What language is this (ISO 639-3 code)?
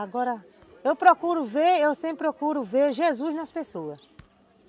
por